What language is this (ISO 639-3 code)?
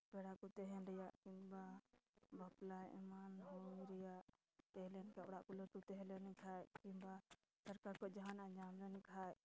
sat